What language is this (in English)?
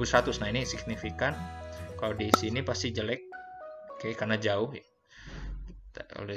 Indonesian